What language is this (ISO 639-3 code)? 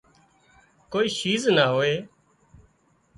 kxp